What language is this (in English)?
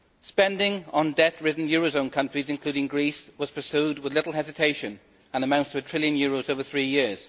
English